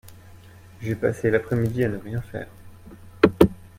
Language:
French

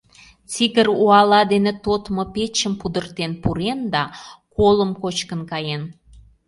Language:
Mari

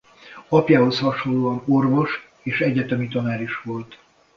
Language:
Hungarian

